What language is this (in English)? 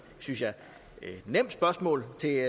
Danish